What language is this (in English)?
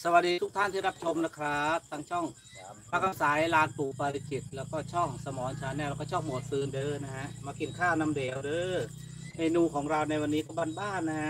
Thai